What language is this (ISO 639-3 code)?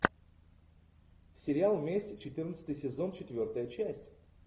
rus